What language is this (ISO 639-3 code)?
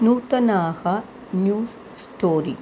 san